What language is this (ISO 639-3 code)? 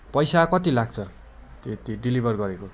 nep